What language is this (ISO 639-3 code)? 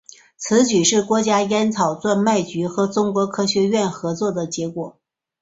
zho